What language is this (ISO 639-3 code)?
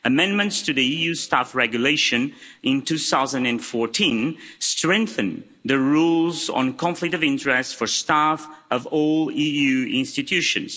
eng